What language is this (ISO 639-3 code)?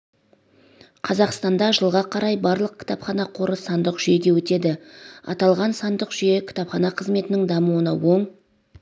kaz